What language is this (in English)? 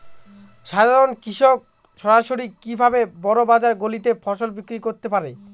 Bangla